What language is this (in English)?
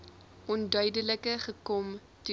Afrikaans